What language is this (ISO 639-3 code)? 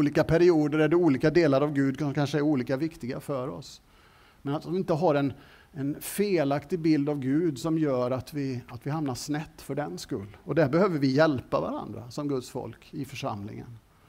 swe